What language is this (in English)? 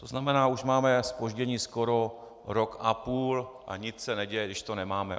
Czech